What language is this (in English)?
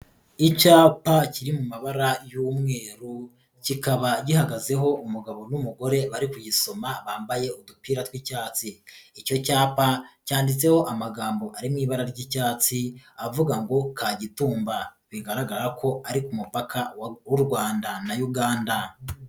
Kinyarwanda